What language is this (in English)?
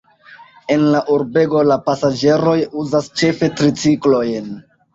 Esperanto